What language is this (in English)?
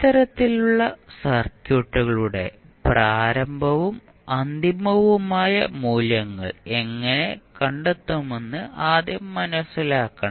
Malayalam